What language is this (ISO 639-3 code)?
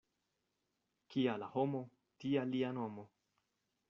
epo